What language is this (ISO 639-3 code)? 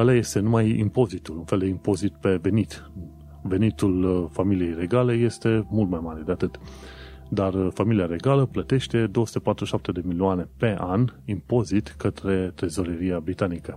ron